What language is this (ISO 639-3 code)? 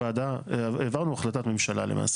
heb